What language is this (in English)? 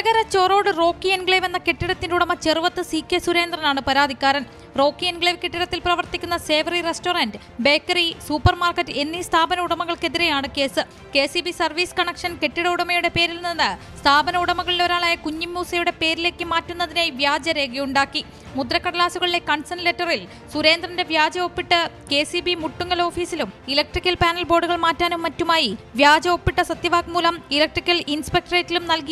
Turkish